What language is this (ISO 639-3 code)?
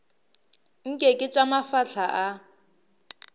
nso